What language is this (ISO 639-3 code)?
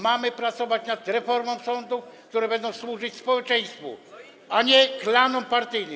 pol